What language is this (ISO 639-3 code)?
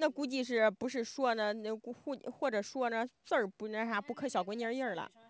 zho